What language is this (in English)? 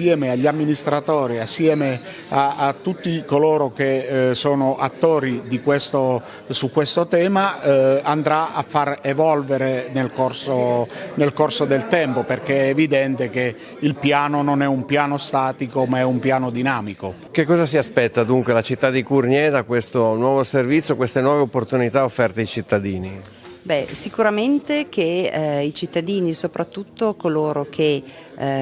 Italian